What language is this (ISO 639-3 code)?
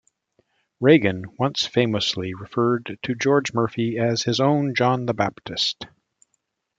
eng